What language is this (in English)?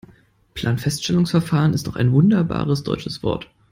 German